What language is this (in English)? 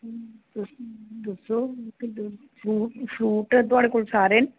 Dogri